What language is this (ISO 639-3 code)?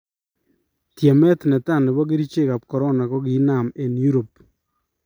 kln